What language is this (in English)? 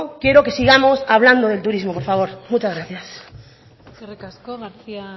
Spanish